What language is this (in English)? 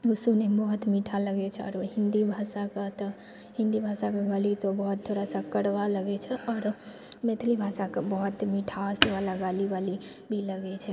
Maithili